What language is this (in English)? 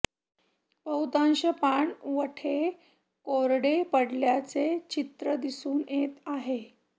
Marathi